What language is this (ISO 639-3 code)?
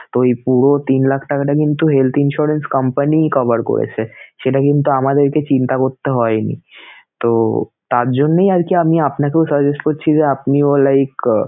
ben